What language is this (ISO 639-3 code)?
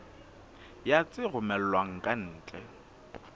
sot